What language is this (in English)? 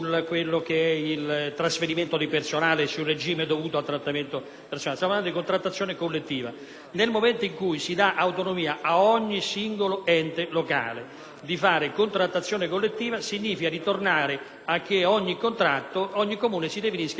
Italian